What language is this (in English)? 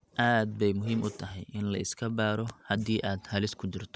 Somali